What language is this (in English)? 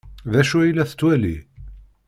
Kabyle